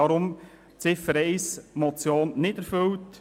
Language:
Swiss German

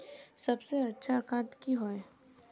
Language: Magahi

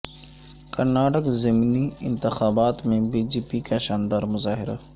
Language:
Urdu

